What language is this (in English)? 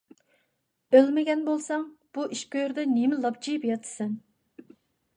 Uyghur